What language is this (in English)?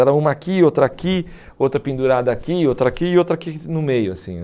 Portuguese